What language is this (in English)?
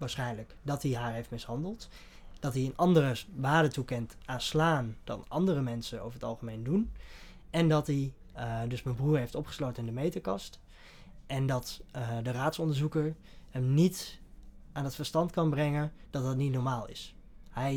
Dutch